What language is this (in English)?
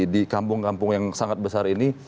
Indonesian